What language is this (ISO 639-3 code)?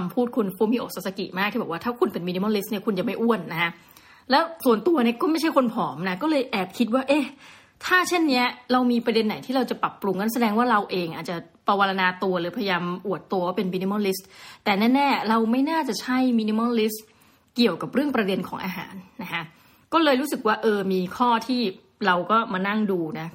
tha